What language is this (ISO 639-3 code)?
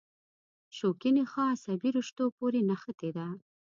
pus